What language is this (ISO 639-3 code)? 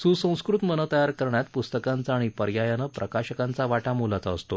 mar